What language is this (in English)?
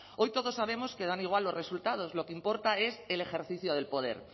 Spanish